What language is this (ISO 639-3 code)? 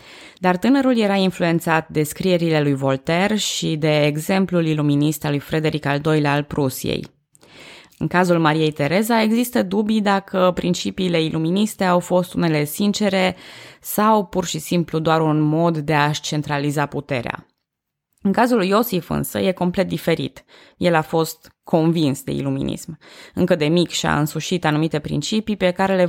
ron